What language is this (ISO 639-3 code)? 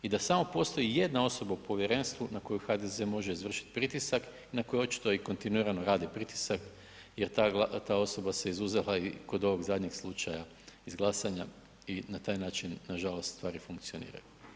hrv